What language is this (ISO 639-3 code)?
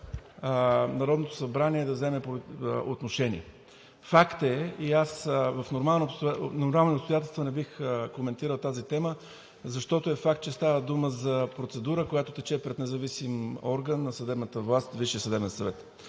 bul